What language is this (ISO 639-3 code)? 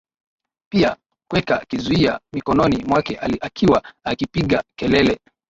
swa